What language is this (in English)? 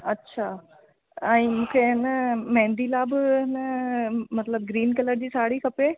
Sindhi